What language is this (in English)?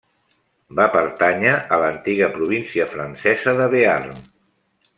Catalan